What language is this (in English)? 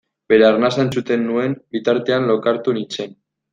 Basque